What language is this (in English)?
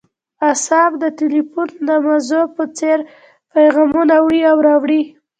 Pashto